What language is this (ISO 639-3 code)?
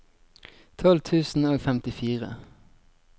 nor